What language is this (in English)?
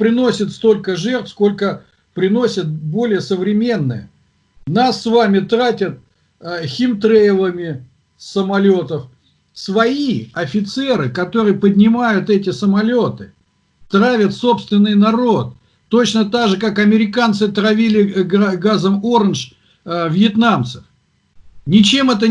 Russian